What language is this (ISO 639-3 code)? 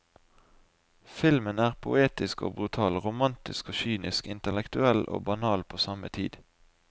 nor